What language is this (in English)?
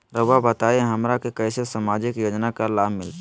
Magahi